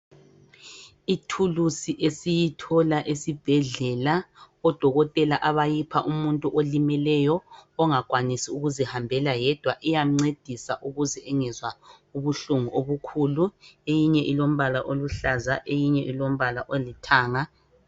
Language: North Ndebele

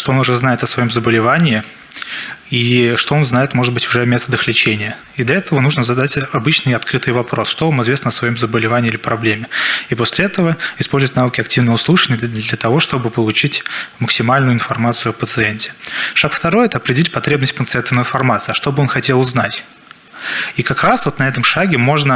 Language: Russian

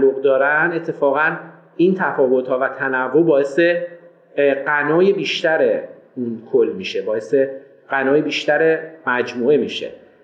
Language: Persian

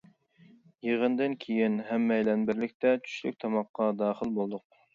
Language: Uyghur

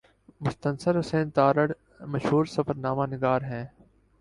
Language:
Urdu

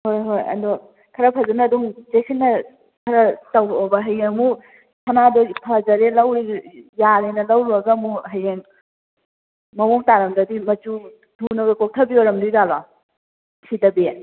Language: Manipuri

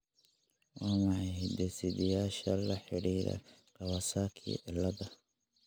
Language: Somali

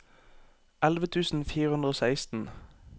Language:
Norwegian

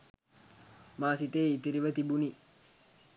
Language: Sinhala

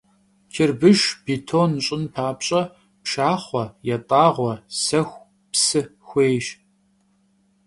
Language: Kabardian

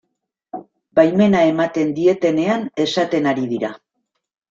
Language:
Basque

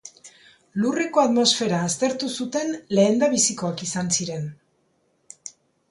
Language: Basque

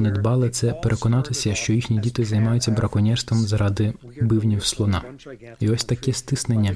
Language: Ukrainian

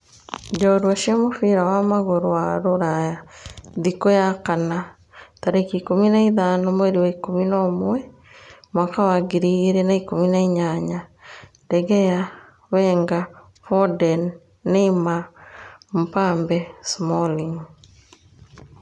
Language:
Kikuyu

